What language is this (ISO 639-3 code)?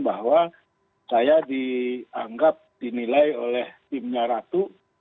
ind